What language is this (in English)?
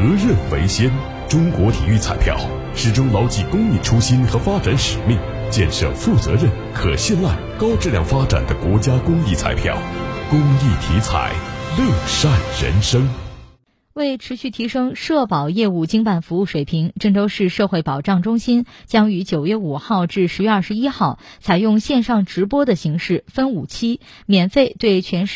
Chinese